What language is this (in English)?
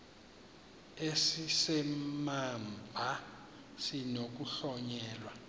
Xhosa